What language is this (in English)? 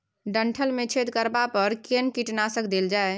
Maithili